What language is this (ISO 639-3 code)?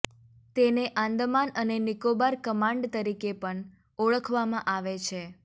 guj